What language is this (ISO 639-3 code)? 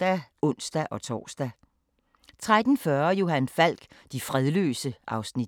dan